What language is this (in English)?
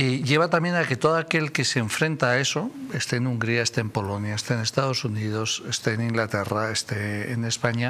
Spanish